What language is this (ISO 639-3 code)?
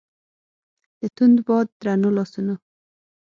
pus